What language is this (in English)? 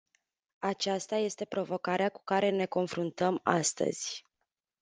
Romanian